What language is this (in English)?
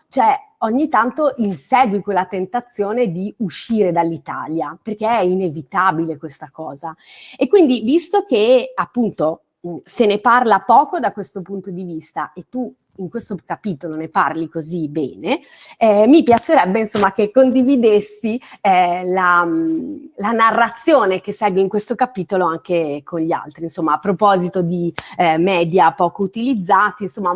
Italian